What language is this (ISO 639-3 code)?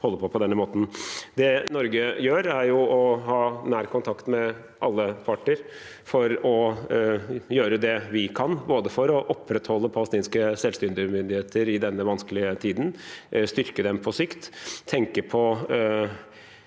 nor